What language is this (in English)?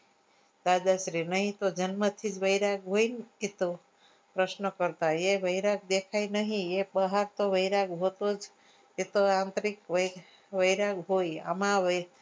Gujarati